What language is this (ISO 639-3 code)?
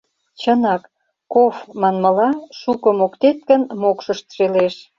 chm